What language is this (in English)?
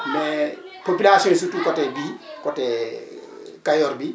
Wolof